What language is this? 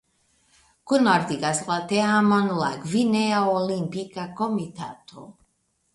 Esperanto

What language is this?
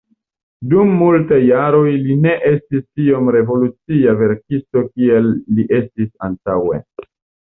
Esperanto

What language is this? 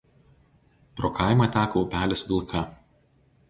Lithuanian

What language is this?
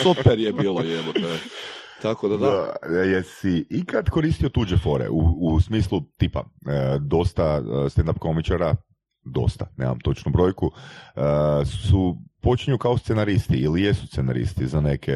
Croatian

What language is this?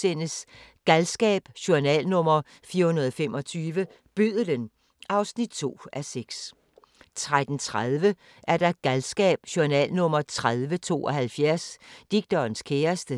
Danish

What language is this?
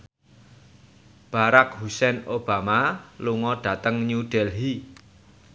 Javanese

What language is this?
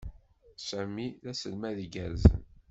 Kabyle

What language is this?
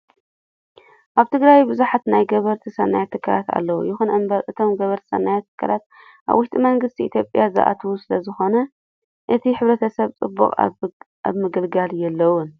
Tigrinya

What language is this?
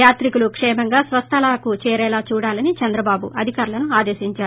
Telugu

